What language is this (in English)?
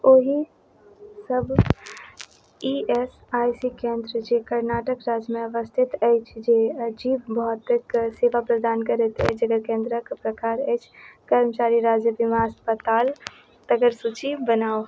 Maithili